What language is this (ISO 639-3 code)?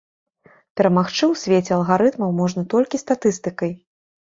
bel